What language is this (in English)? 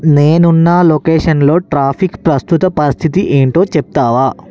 Telugu